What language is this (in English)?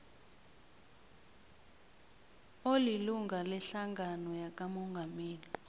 South Ndebele